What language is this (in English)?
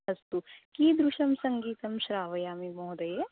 Sanskrit